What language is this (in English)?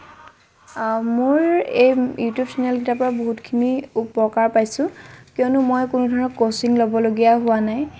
Assamese